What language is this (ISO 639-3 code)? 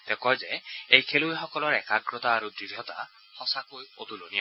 asm